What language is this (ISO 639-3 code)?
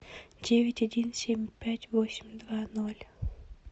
rus